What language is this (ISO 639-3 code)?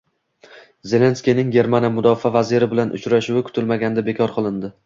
uzb